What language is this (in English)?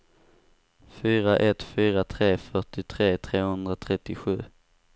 Swedish